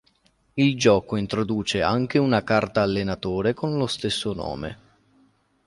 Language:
Italian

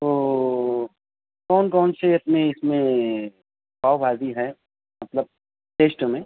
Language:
Urdu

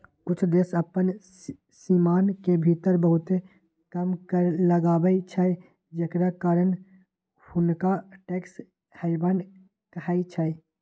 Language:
Magahi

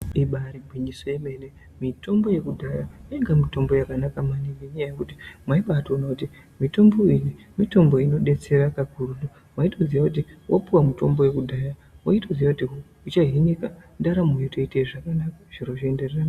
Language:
Ndau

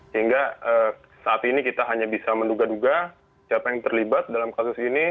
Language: Indonesian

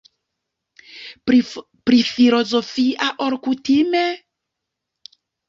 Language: Esperanto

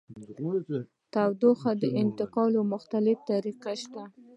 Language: Pashto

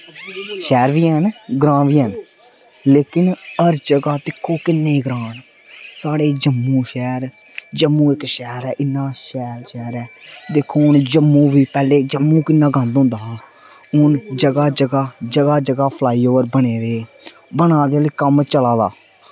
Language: Dogri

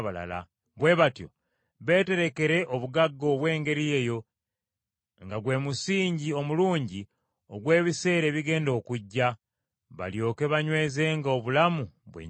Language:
Ganda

